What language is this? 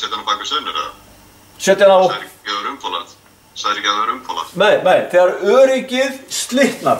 Dutch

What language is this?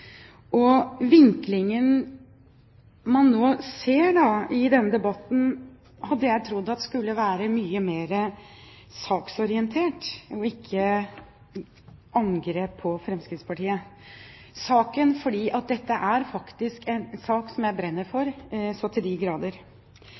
Norwegian Bokmål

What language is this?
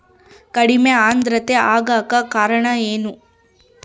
Kannada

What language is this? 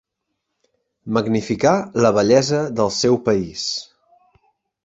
Catalan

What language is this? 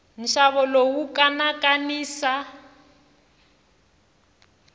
Tsonga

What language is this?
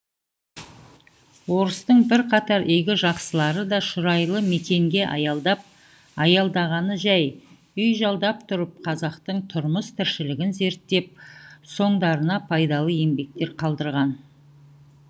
Kazakh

